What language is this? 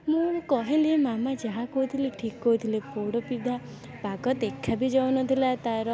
Odia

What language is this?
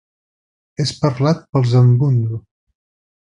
Catalan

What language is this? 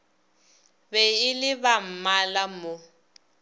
Northern Sotho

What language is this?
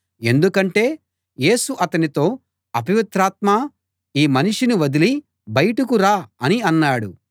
Telugu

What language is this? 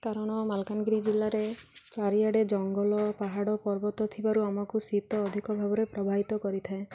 Odia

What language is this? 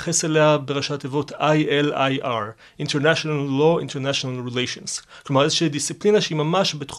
Hebrew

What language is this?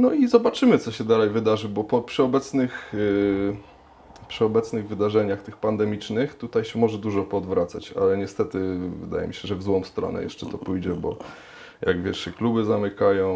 Polish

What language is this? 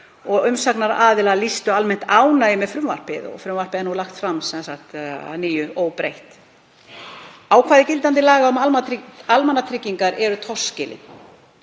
Icelandic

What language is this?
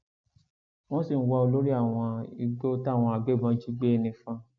Yoruba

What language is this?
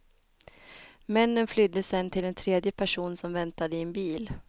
Swedish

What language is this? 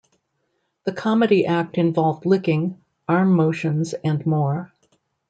English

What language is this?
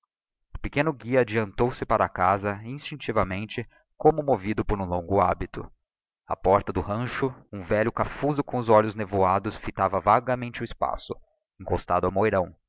Portuguese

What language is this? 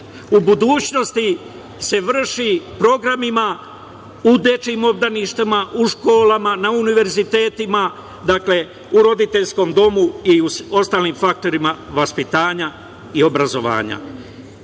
Serbian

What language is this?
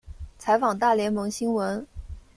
Chinese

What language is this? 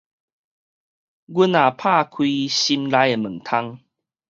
Min Nan Chinese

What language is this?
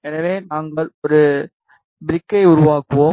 Tamil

